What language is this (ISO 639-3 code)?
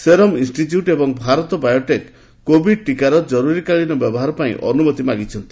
ori